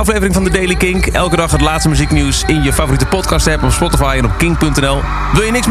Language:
Dutch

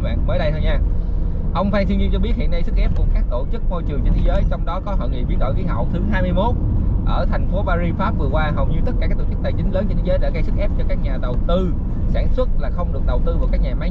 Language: Vietnamese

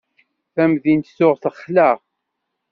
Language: Kabyle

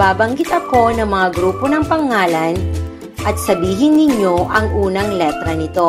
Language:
Filipino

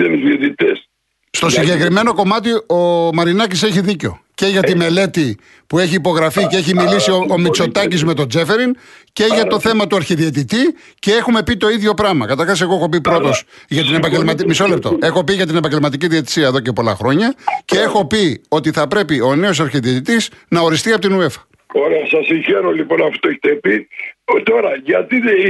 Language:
Greek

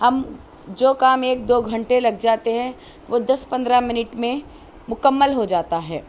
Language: Urdu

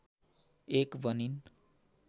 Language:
Nepali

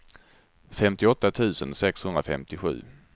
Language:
Swedish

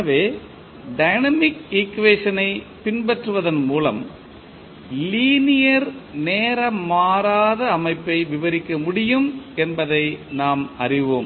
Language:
Tamil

